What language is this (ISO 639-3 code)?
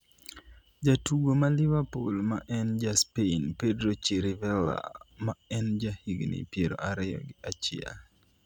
luo